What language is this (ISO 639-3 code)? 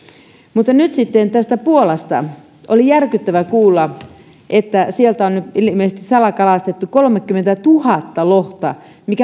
fin